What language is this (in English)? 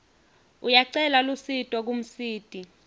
Swati